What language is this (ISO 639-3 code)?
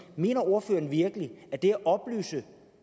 dan